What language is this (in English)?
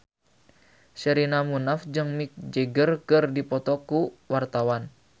Sundanese